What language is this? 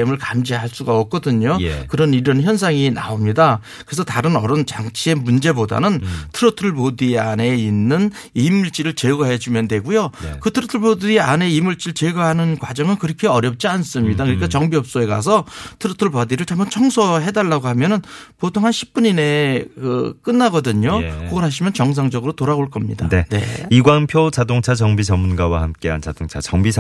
Korean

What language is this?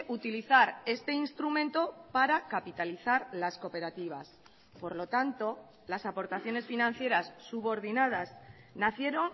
Spanish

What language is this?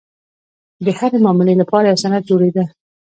Pashto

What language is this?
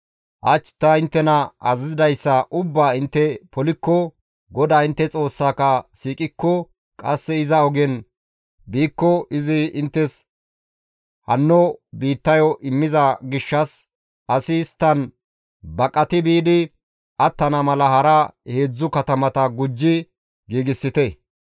Gamo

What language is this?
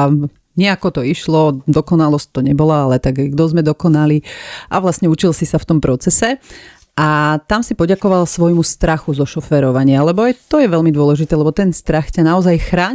Slovak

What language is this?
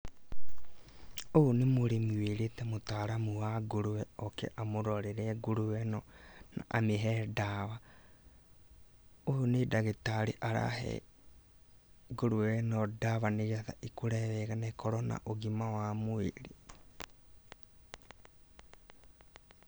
Kikuyu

